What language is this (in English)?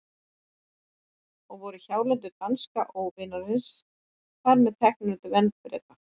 Icelandic